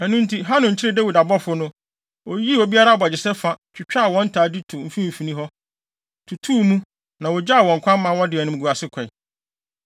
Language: Akan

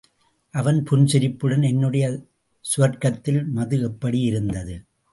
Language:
Tamil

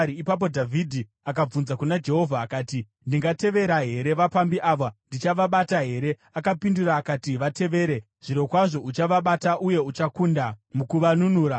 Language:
Shona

